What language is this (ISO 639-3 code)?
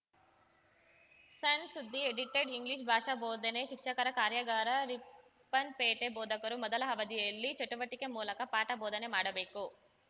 kan